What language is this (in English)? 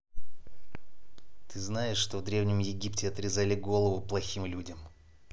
Russian